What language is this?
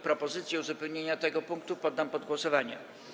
Polish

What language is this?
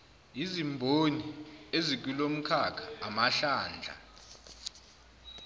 Zulu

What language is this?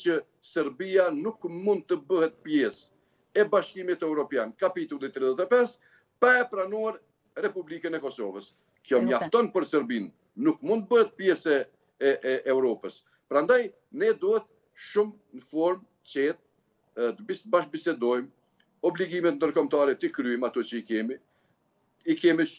Romanian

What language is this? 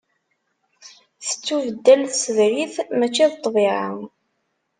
Kabyle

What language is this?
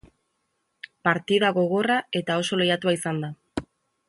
Basque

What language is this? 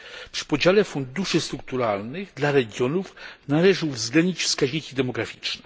Polish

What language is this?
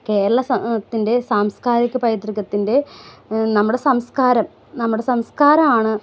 Malayalam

